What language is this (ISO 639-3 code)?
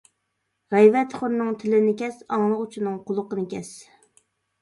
uig